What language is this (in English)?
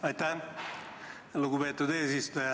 Estonian